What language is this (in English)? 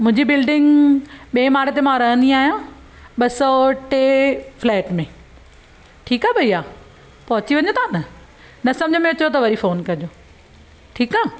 Sindhi